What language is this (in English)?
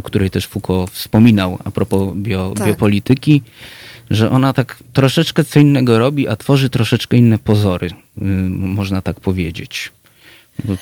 Polish